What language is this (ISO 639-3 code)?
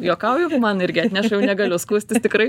lit